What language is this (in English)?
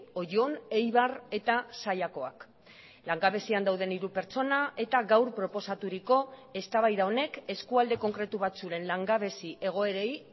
Basque